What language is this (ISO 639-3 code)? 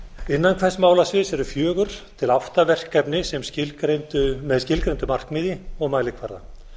isl